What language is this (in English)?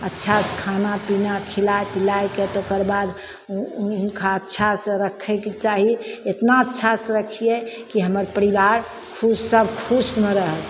Maithili